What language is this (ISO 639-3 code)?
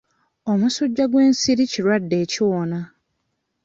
lug